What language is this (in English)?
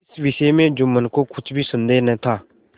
Hindi